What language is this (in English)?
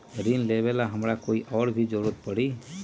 Magahi